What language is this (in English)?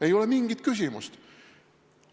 Estonian